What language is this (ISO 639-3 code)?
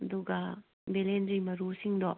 mni